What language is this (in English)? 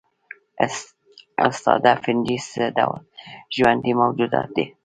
Pashto